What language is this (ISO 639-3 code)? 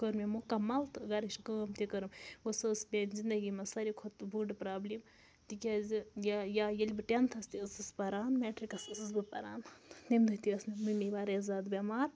kas